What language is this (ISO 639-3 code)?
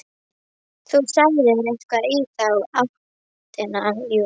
isl